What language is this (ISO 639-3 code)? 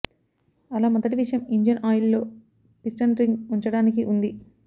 tel